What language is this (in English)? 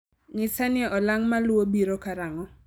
Luo (Kenya and Tanzania)